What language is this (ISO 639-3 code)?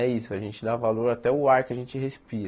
por